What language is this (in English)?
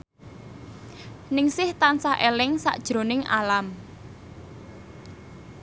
Javanese